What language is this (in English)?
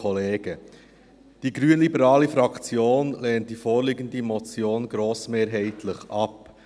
Swiss German